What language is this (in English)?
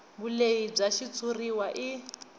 Tsonga